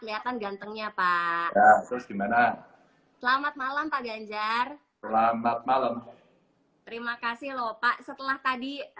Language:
Indonesian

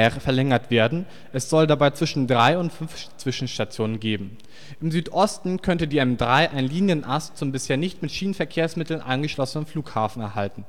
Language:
German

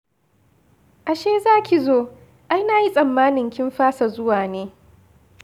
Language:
Hausa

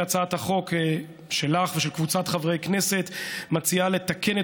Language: Hebrew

